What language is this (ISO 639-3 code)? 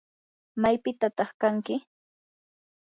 qur